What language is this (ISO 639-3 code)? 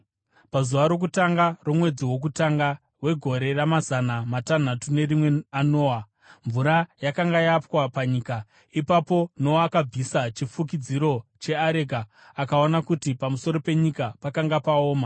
sna